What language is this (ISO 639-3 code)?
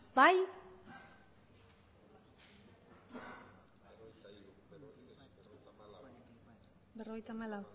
eus